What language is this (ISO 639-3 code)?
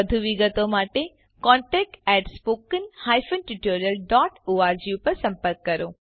guj